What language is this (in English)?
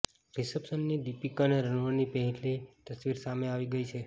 Gujarati